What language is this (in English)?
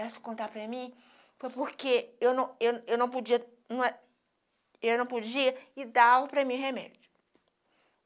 Portuguese